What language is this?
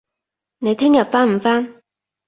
Cantonese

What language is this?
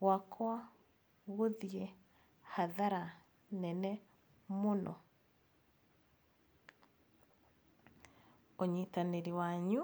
Kikuyu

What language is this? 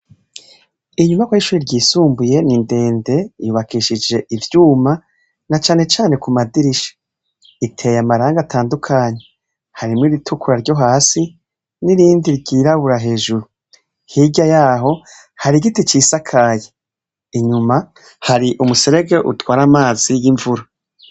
Rundi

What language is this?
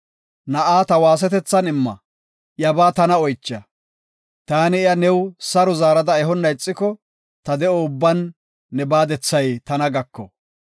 Gofa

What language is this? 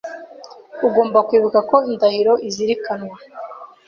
Kinyarwanda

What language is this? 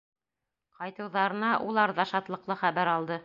Bashkir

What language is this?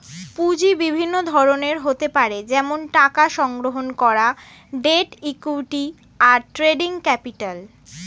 Bangla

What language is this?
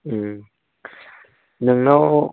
Bodo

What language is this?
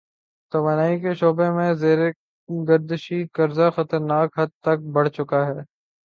Urdu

